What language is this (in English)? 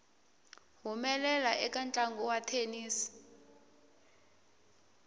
Tsonga